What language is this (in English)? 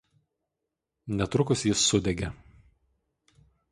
Lithuanian